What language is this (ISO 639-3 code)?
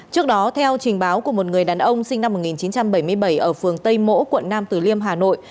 vie